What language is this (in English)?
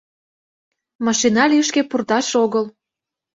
Mari